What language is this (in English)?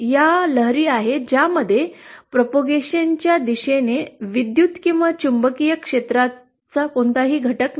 Marathi